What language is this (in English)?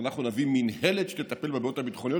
Hebrew